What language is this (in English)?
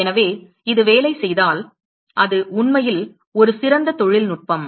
Tamil